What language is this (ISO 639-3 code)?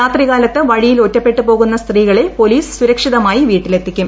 mal